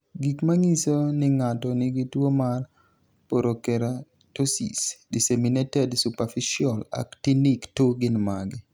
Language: Luo (Kenya and Tanzania)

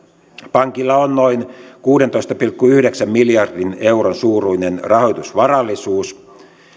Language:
Finnish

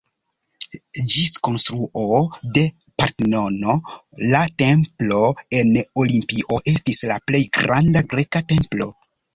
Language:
Esperanto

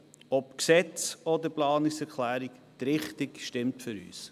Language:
Swiss German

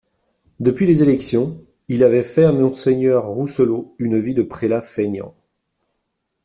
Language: French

